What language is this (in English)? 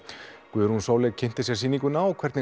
Icelandic